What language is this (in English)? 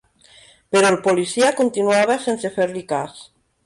Catalan